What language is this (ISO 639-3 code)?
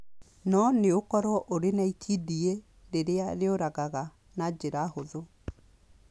kik